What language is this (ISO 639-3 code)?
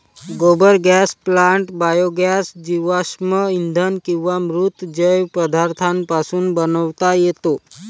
mar